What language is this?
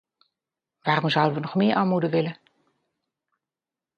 Dutch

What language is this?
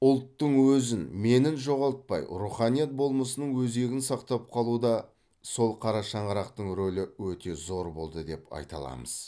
Kazakh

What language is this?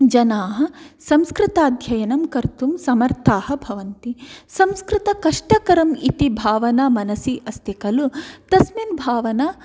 Sanskrit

